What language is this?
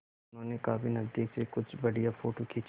Hindi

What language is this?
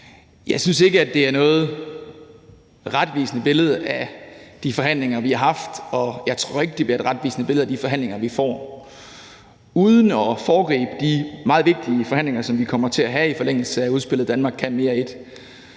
Danish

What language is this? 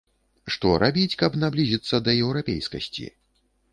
Belarusian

